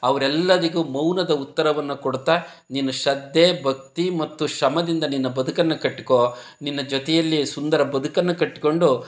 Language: Kannada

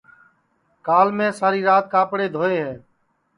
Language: Sansi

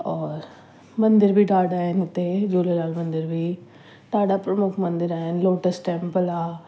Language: Sindhi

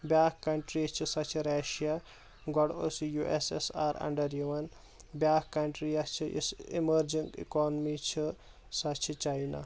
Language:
Kashmiri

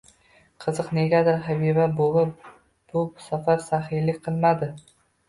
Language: Uzbek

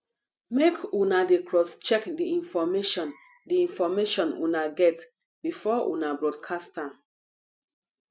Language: Nigerian Pidgin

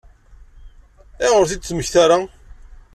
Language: Kabyle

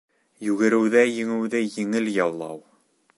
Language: Bashkir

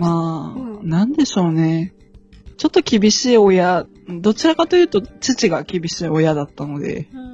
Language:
Japanese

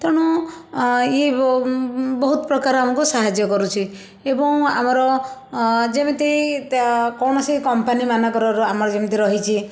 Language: Odia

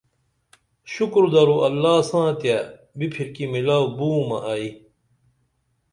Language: Dameli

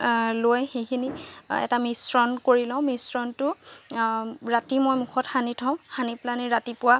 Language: Assamese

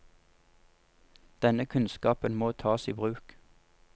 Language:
Norwegian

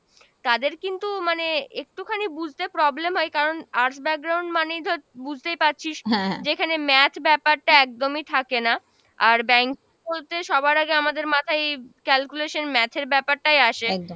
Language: Bangla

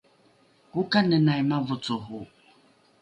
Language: Rukai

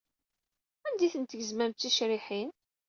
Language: Kabyle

